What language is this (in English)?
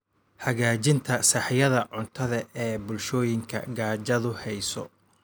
Somali